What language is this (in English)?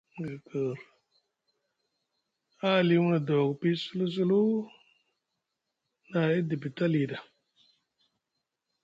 Musgu